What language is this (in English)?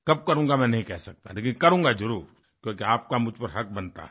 Hindi